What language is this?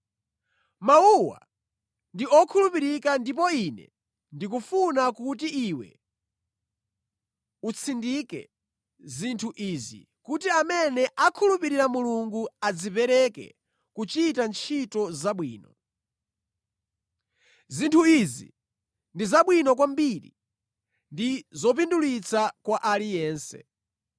Nyanja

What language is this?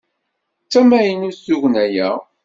Kabyle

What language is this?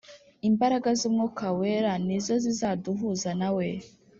Kinyarwanda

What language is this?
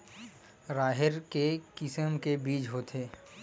Chhattisgarhi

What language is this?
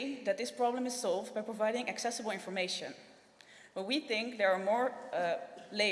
English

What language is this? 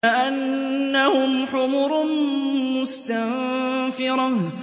Arabic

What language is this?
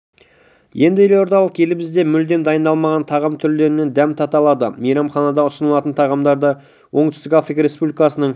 Kazakh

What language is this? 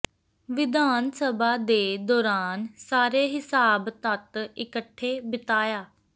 Punjabi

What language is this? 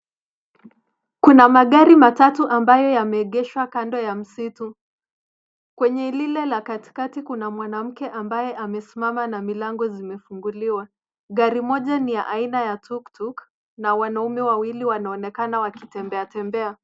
Swahili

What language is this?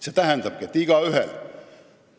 Estonian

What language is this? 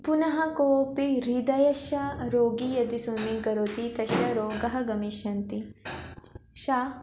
Sanskrit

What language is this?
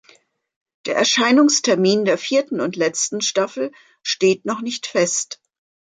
German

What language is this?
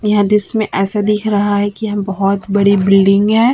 Hindi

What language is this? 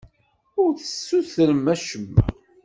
Kabyle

